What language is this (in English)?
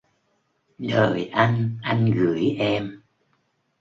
Vietnamese